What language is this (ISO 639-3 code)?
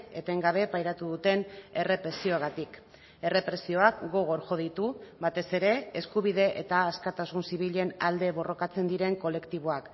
eus